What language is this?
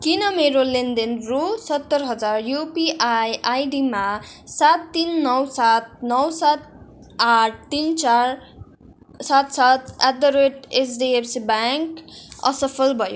Nepali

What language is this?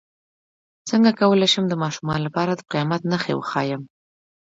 Pashto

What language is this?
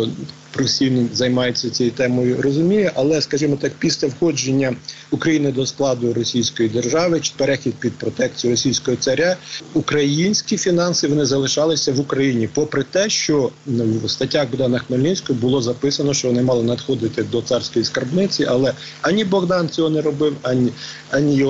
Ukrainian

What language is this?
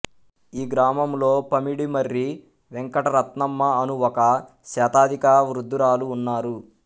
Telugu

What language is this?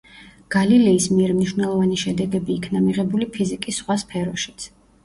Georgian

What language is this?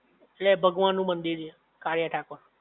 Gujarati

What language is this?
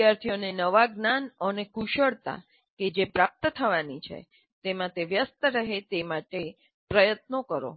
Gujarati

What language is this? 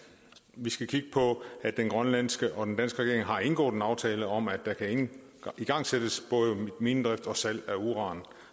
Danish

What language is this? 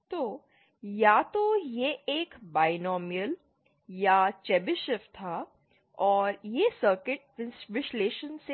Hindi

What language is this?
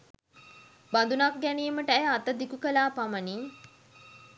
Sinhala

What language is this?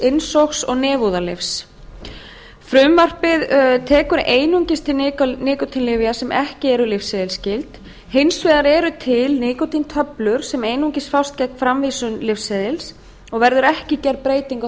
Icelandic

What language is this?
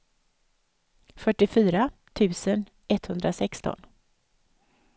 Swedish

